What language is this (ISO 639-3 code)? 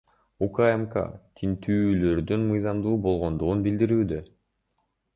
kir